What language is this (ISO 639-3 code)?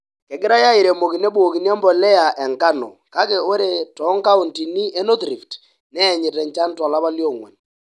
mas